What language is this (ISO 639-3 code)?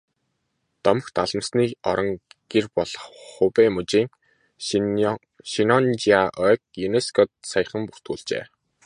mon